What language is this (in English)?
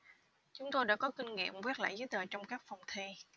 Vietnamese